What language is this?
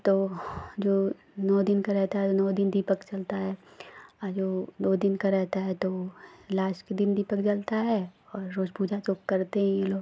Hindi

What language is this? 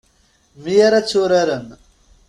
Kabyle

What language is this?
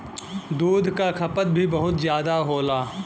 Bhojpuri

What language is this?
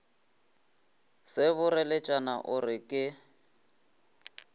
Northern Sotho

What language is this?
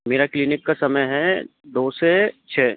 Hindi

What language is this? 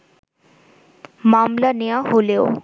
Bangla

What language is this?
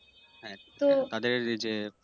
Bangla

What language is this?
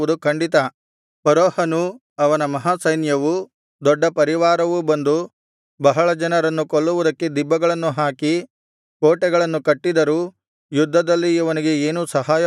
Kannada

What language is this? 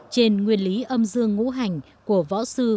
Vietnamese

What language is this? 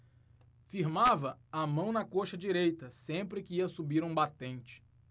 Portuguese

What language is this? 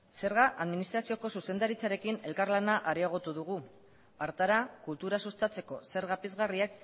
Basque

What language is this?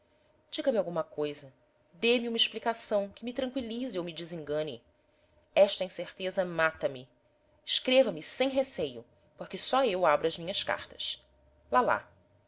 Portuguese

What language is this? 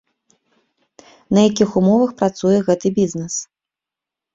Belarusian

